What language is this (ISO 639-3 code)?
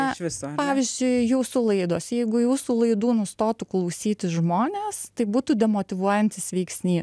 lit